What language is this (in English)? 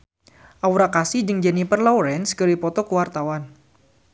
Sundanese